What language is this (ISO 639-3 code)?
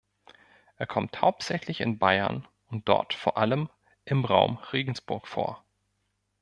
deu